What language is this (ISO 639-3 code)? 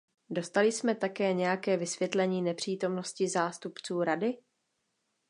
ces